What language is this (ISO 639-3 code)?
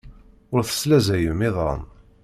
kab